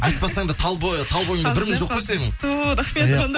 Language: Kazakh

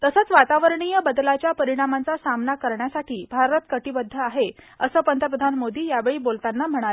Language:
Marathi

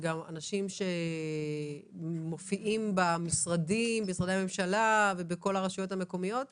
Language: Hebrew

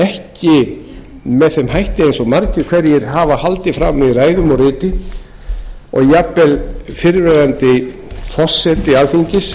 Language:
Icelandic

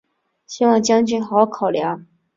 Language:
Chinese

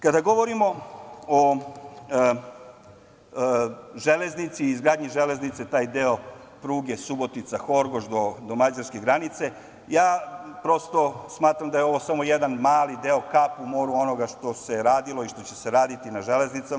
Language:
Serbian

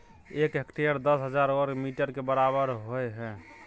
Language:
Maithili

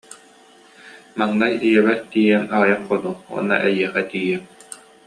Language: Yakut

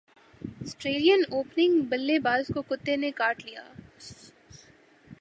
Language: Urdu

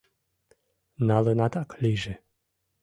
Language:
Mari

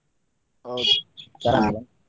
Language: Kannada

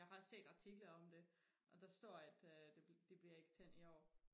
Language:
Danish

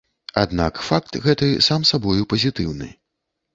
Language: Belarusian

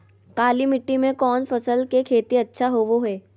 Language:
Magahi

